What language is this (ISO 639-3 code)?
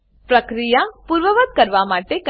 guj